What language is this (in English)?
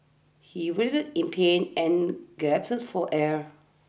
English